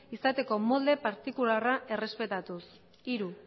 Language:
Basque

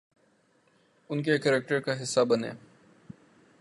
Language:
Urdu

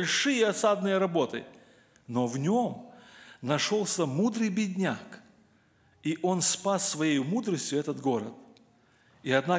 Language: Russian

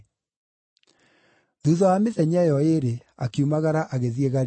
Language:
Kikuyu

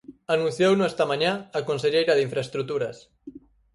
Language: Galician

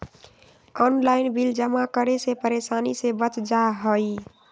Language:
Magahi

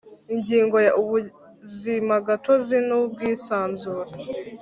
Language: Kinyarwanda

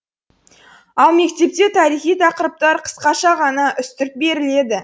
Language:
Kazakh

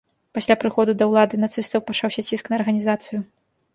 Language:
Belarusian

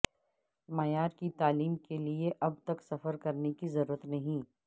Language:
Urdu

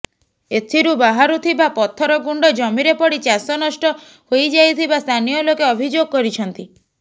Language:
Odia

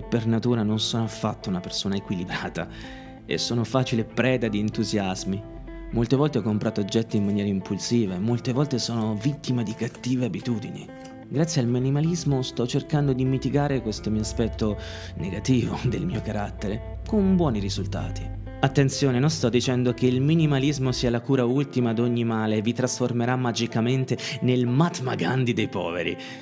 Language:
Italian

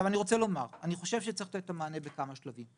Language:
Hebrew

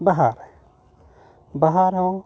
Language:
Santali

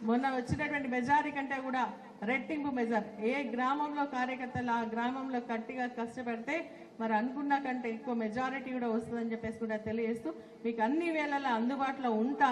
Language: Telugu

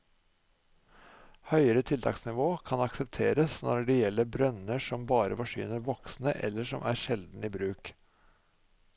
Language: Norwegian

